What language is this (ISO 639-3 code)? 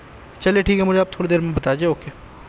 urd